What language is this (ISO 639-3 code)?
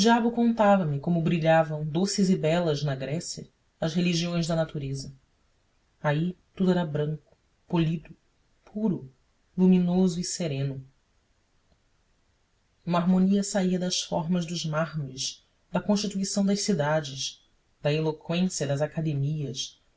por